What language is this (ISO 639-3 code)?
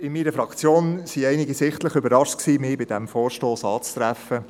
gsw